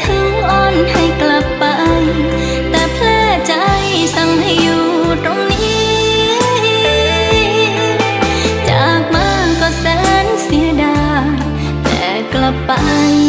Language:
Thai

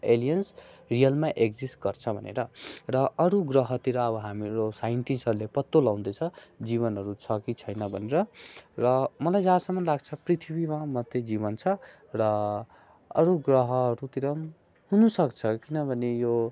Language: Nepali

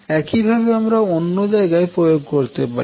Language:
Bangla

